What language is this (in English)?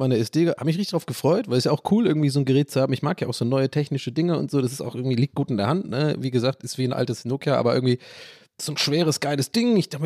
German